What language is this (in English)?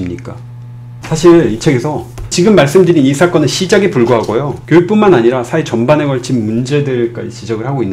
Korean